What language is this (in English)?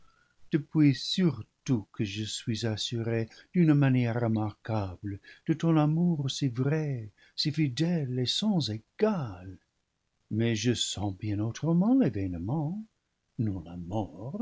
French